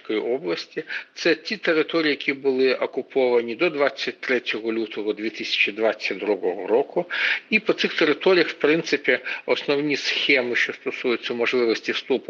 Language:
Ukrainian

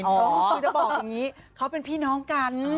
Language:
Thai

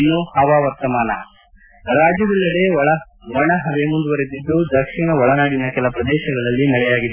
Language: Kannada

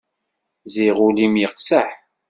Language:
Kabyle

